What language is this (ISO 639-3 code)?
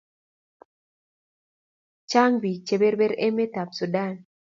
kln